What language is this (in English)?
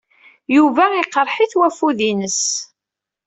Kabyle